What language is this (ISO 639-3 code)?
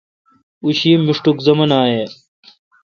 xka